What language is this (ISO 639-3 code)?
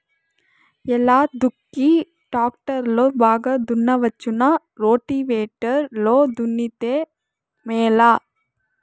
tel